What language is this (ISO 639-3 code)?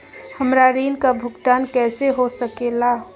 mag